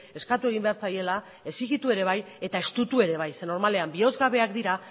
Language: Basque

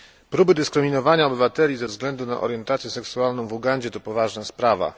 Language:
Polish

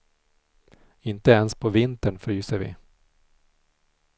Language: Swedish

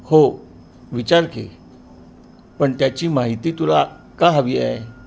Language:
Marathi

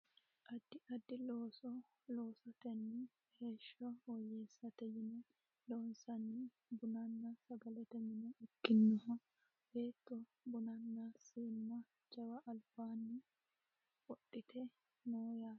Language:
Sidamo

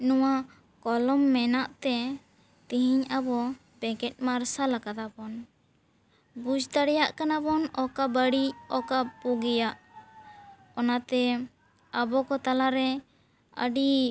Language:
Santali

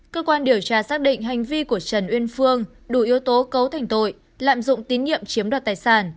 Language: Vietnamese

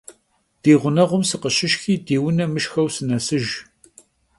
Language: Kabardian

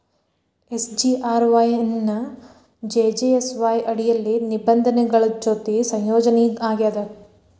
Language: Kannada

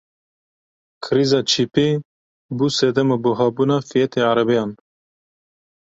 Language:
Kurdish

